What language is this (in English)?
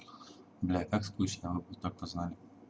Russian